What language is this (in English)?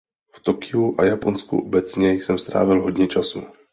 Czech